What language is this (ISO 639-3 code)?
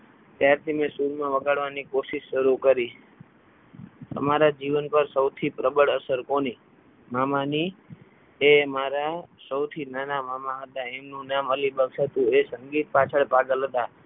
guj